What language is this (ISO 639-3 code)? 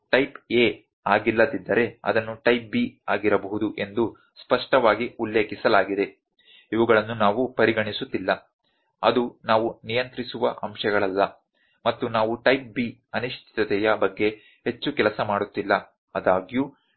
kan